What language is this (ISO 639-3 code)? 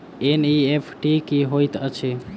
mai